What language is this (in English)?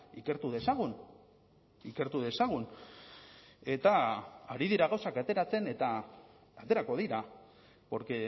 Basque